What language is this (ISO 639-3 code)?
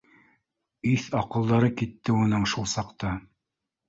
bak